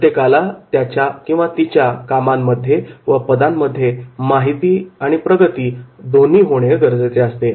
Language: Marathi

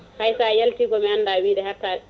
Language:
Fula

